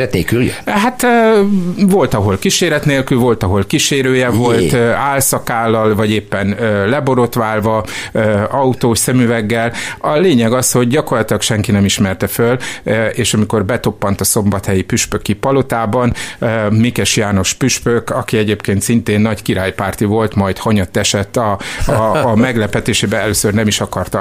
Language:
Hungarian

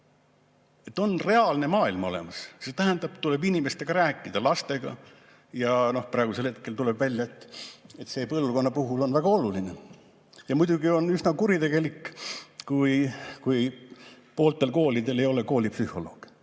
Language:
Estonian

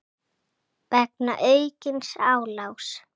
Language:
Icelandic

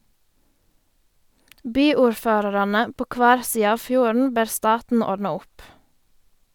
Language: Norwegian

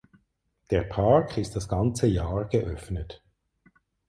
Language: German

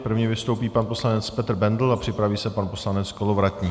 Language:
Czech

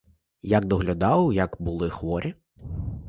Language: Ukrainian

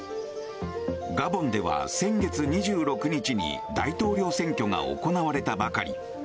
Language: Japanese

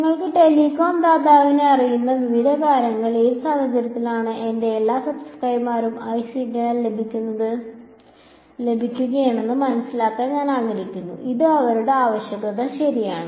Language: Malayalam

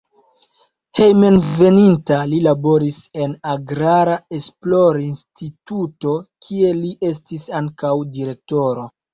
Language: Esperanto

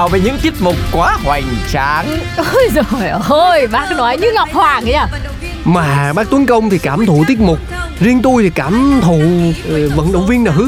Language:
Vietnamese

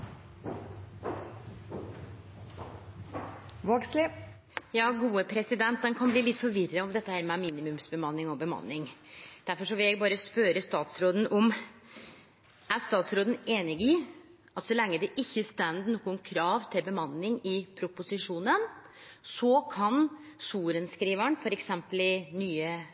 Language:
Norwegian Nynorsk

